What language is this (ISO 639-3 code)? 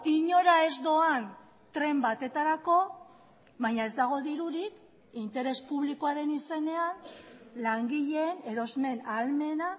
eus